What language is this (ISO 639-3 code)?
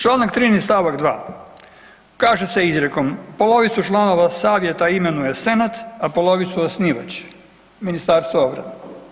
hrv